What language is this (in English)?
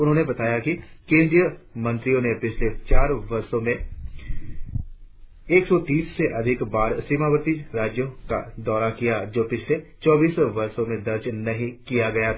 Hindi